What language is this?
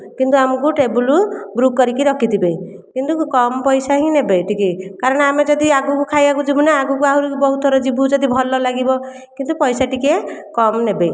Odia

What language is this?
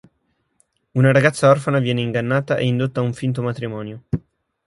Italian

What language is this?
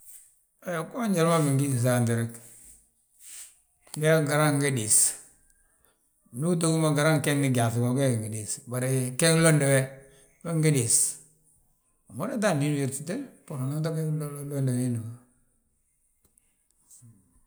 Balanta-Ganja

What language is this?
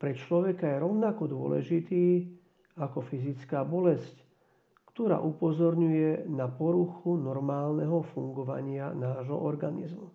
Slovak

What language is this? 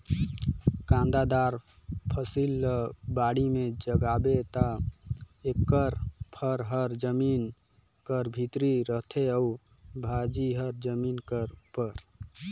Chhattisgarhi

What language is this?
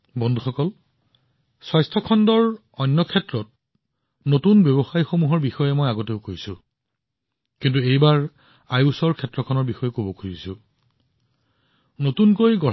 Assamese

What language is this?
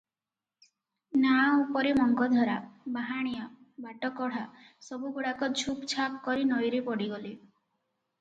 Odia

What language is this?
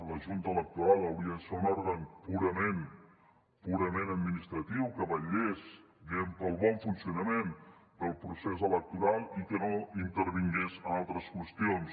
Catalan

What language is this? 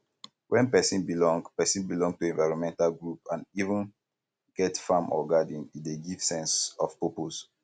Nigerian Pidgin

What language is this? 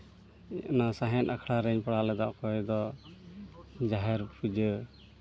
Santali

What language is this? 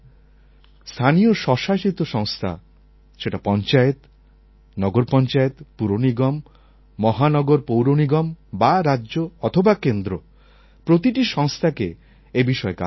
Bangla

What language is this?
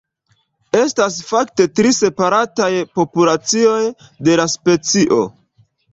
Esperanto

